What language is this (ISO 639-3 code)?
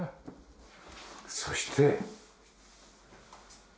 jpn